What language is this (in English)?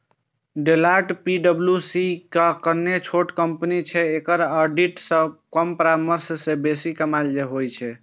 Maithili